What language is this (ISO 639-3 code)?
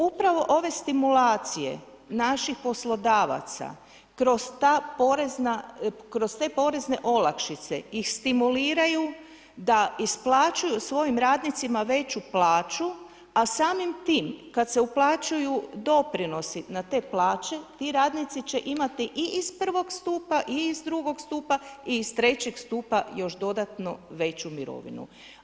hrv